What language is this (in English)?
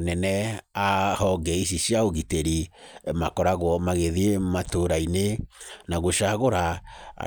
Kikuyu